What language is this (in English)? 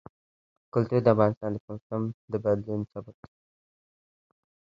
Pashto